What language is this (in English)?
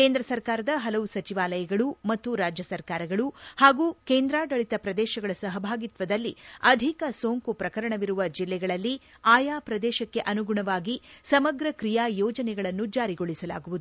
Kannada